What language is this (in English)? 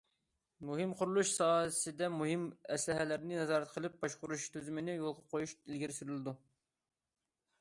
Uyghur